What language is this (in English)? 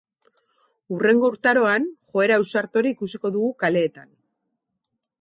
Basque